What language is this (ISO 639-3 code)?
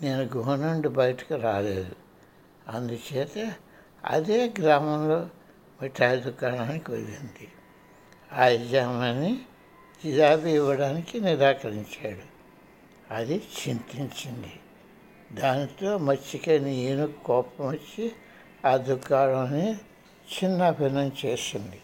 tel